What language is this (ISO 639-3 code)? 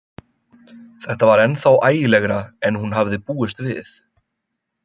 isl